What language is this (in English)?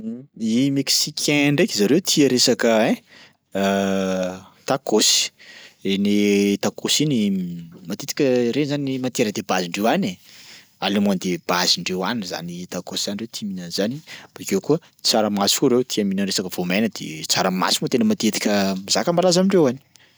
Sakalava Malagasy